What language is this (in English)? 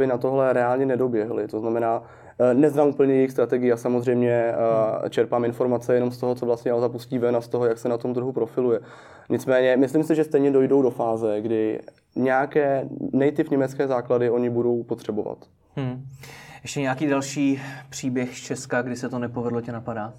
Czech